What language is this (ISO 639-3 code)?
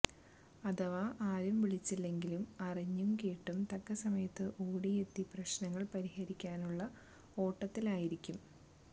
mal